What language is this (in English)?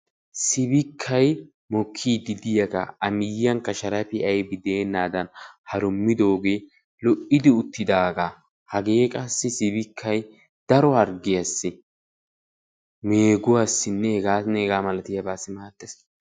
Wolaytta